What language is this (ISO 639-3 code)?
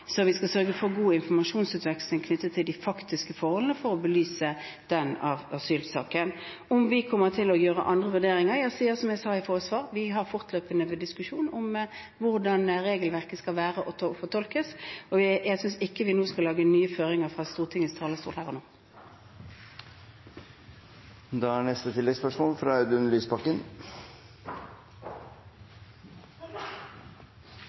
nob